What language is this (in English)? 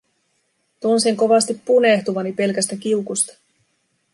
Finnish